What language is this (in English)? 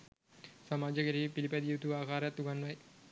Sinhala